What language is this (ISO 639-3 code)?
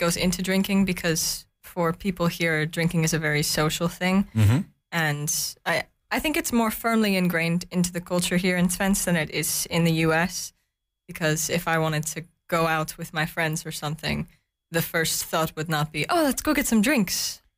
nld